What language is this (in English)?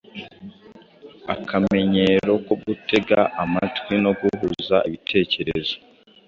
Kinyarwanda